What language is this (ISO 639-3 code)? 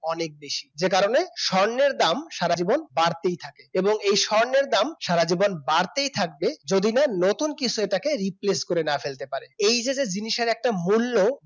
ben